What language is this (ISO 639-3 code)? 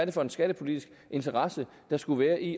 dan